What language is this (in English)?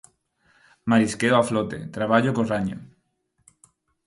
Galician